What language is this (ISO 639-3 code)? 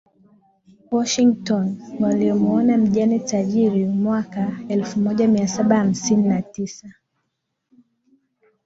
swa